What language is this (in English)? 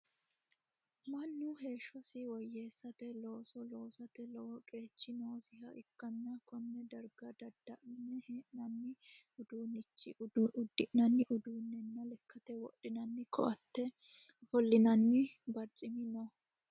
Sidamo